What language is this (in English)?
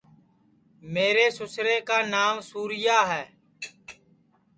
Sansi